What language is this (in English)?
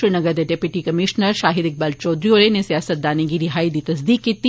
Dogri